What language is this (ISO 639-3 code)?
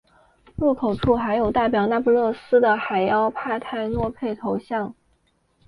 zho